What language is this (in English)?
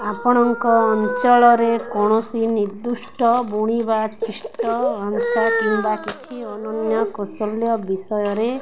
Odia